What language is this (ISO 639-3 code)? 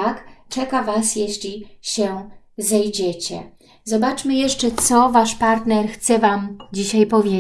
pol